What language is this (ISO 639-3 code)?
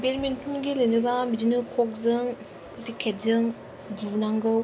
brx